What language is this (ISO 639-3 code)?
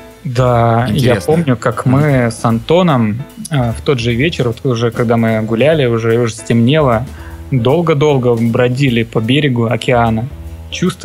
rus